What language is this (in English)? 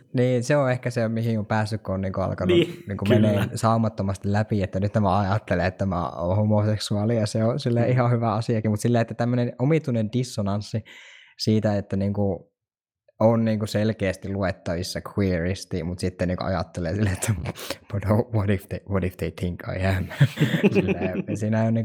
Finnish